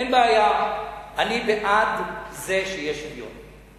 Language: Hebrew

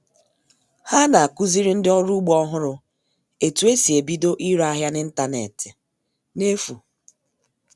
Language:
Igbo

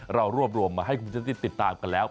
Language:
Thai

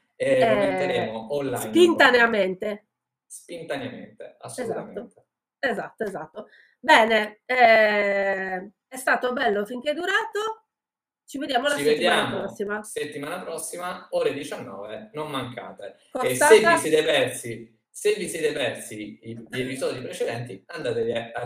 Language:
Italian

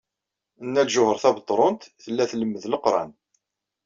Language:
Kabyle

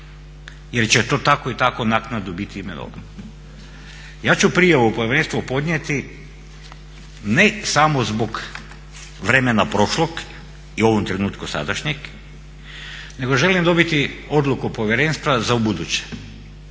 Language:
Croatian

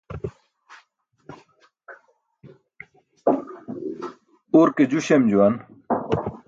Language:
Burushaski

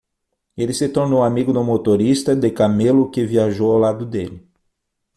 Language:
Portuguese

